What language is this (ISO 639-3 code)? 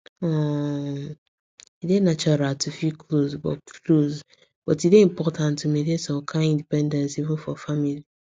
pcm